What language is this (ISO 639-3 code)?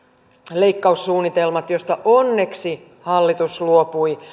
fin